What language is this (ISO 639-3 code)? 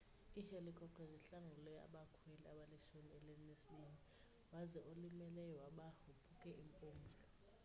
xho